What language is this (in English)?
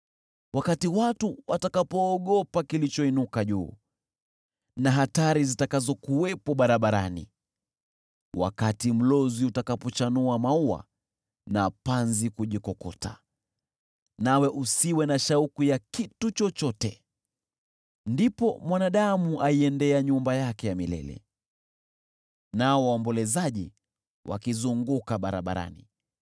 Swahili